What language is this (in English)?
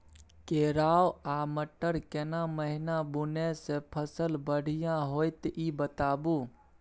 Maithili